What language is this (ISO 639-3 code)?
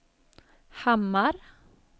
swe